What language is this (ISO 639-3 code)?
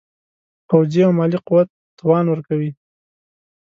pus